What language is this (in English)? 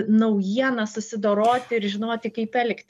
Lithuanian